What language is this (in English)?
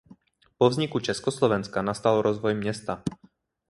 Czech